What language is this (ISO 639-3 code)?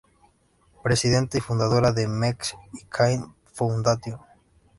spa